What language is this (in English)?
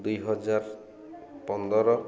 Odia